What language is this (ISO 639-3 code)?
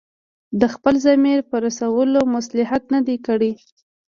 pus